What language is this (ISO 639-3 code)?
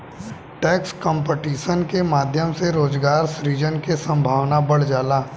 bho